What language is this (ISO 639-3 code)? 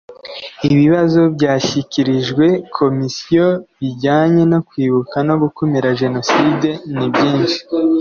kin